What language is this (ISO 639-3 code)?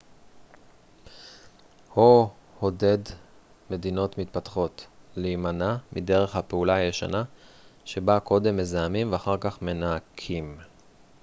heb